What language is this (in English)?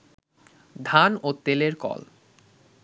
Bangla